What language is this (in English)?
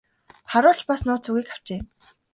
Mongolian